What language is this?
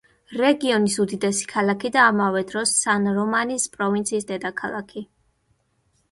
Georgian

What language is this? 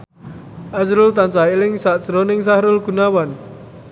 Javanese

